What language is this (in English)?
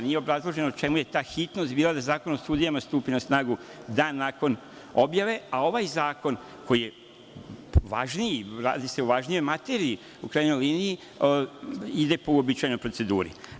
Serbian